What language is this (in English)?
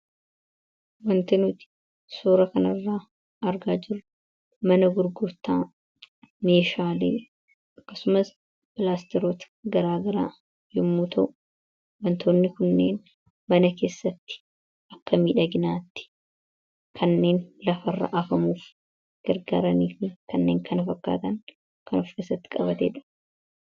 Oromo